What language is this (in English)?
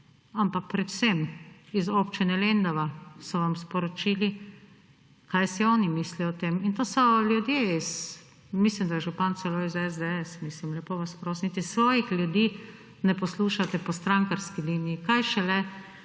Slovenian